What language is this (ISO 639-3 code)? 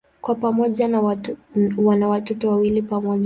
swa